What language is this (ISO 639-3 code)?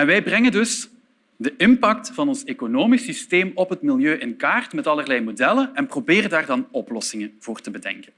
nld